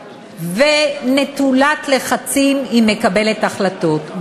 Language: Hebrew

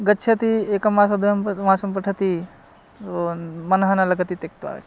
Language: Sanskrit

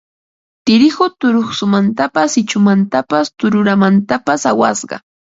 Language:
Ambo-Pasco Quechua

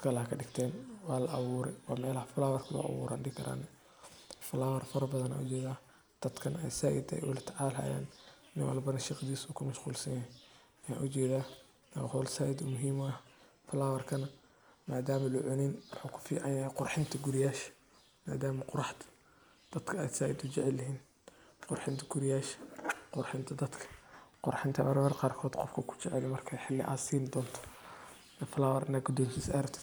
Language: Somali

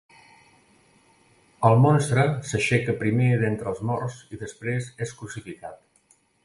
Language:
Catalan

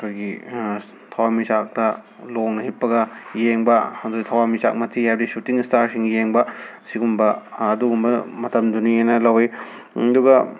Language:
Manipuri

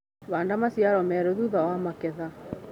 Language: Kikuyu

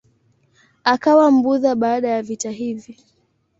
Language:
Swahili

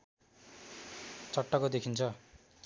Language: Nepali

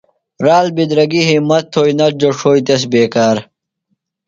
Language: Phalura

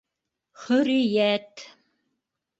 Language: Bashkir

